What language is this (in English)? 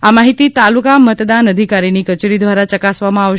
Gujarati